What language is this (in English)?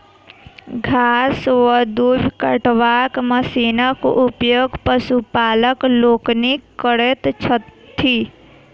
Maithili